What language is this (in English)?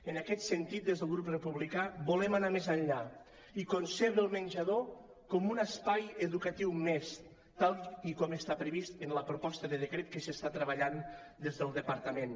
Catalan